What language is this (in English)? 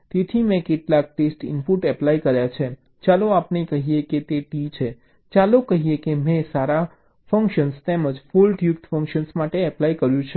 Gujarati